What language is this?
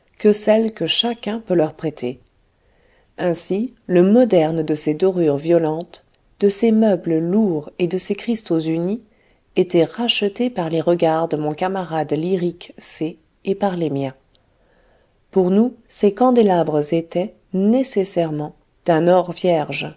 French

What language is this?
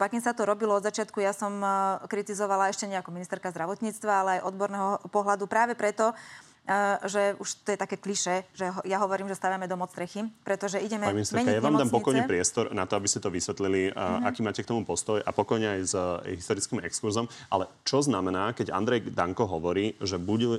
Slovak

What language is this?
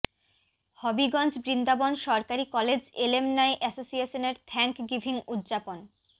Bangla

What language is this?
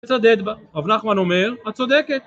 Hebrew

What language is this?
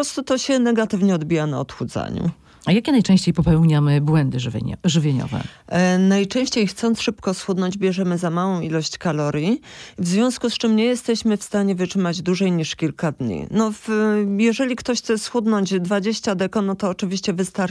Polish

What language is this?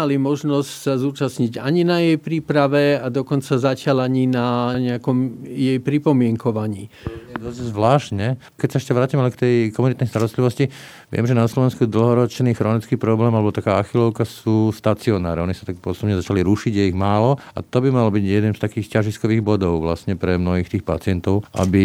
Slovak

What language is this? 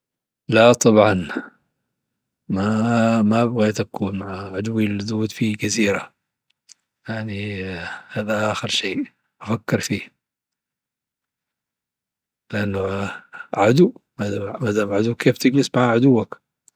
Dhofari Arabic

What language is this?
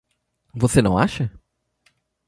Portuguese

